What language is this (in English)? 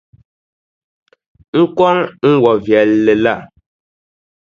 Dagbani